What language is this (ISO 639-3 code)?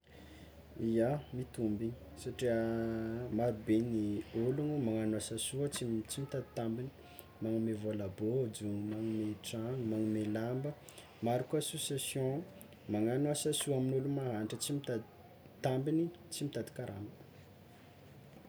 xmw